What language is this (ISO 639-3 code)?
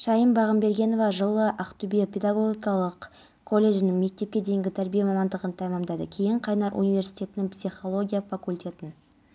kaz